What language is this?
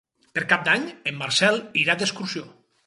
Catalan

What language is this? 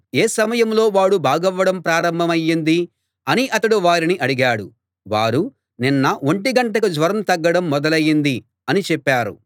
Telugu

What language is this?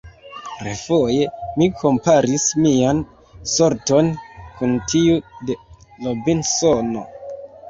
Esperanto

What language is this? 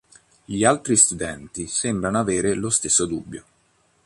Italian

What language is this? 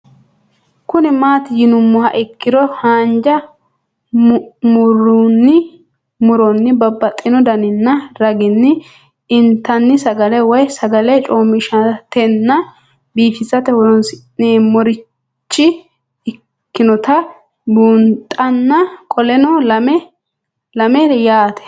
Sidamo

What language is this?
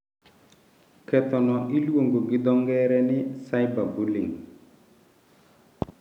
Luo (Kenya and Tanzania)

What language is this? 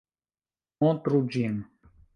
Esperanto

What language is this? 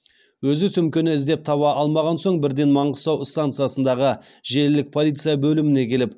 Kazakh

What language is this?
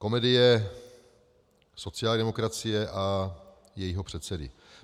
Czech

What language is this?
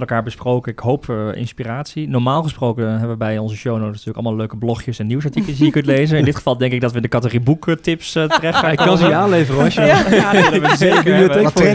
Dutch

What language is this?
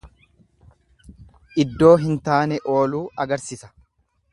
Oromo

